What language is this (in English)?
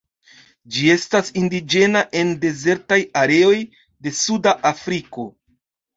Esperanto